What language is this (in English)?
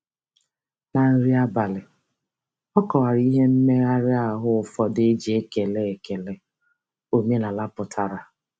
Igbo